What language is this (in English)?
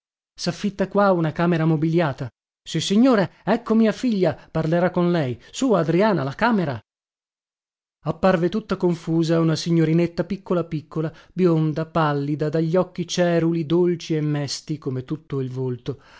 Italian